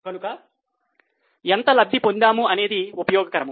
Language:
Telugu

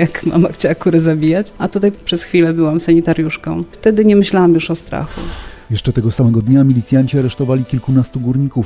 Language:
Polish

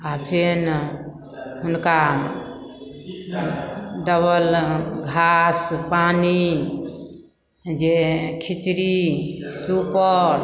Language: Maithili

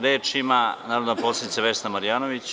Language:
Serbian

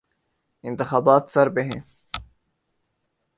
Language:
Urdu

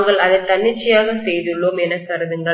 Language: Tamil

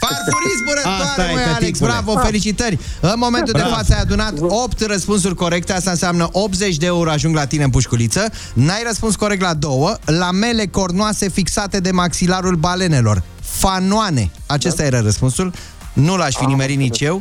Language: Romanian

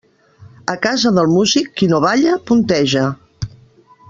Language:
Catalan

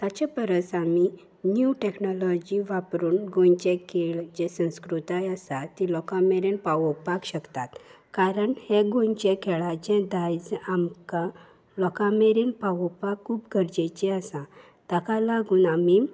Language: Konkani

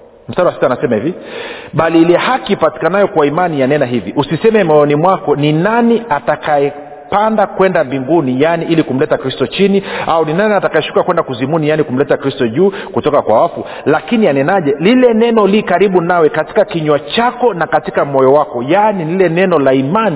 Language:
Swahili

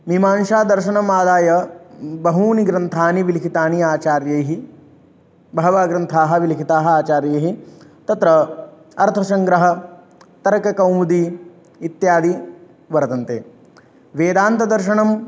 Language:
Sanskrit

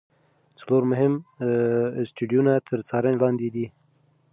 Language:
Pashto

